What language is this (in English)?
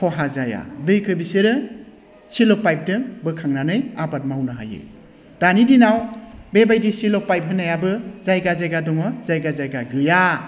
Bodo